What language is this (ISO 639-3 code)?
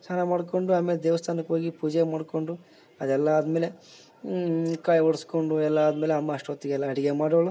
kan